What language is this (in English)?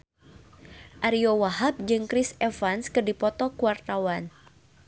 Sundanese